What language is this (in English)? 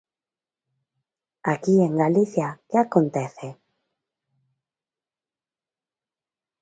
Galician